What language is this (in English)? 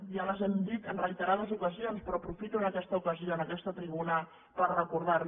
Catalan